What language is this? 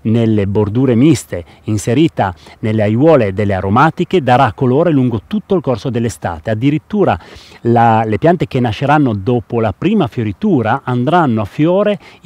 Italian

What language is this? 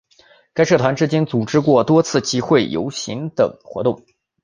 Chinese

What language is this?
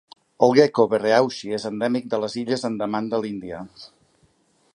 Catalan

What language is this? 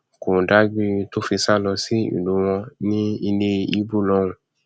Yoruba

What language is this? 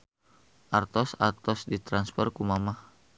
Sundanese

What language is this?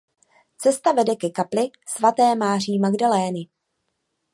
Czech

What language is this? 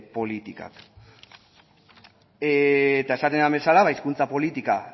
Basque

